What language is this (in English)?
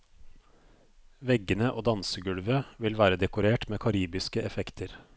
Norwegian